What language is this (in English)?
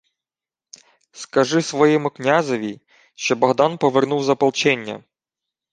Ukrainian